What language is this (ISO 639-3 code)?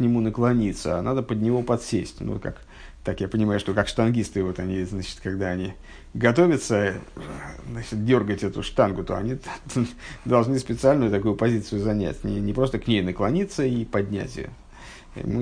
rus